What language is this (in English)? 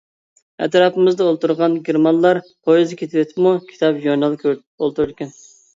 Uyghur